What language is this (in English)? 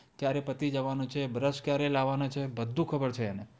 Gujarati